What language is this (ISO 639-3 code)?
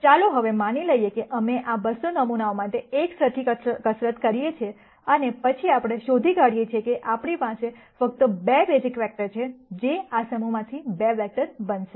guj